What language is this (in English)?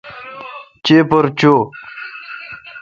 Kalkoti